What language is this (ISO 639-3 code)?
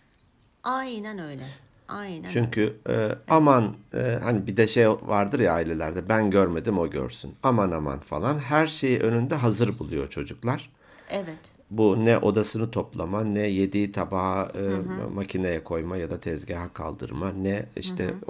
tur